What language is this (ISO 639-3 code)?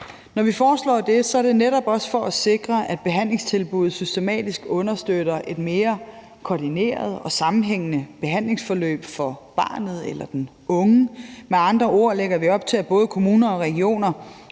dan